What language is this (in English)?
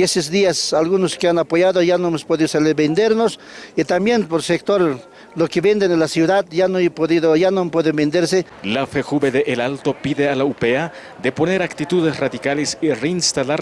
Spanish